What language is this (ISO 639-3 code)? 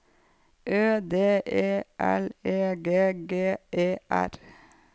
nor